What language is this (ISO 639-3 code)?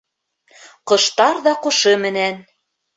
bak